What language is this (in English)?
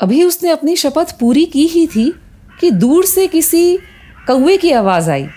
Hindi